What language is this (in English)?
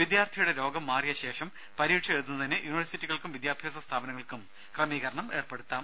Malayalam